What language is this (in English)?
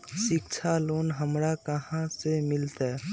Magahi